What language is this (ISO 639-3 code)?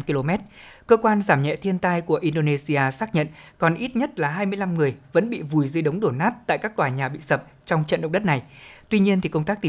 vie